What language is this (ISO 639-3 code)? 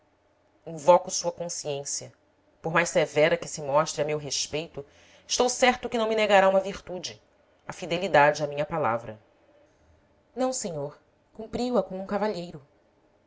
por